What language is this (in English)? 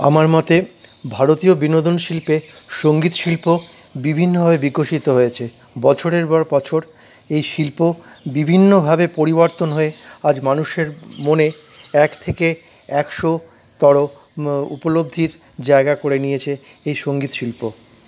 Bangla